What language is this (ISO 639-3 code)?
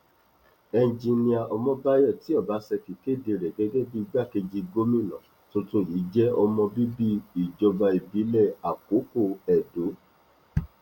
yor